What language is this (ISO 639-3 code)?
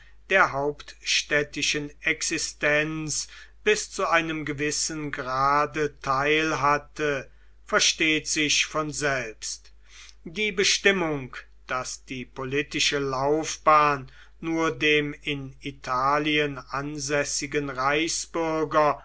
deu